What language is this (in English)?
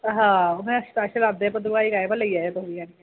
Dogri